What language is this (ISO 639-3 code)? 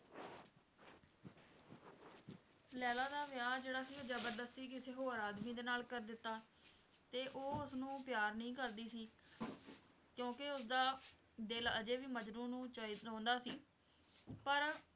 pan